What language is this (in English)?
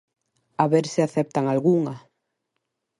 Galician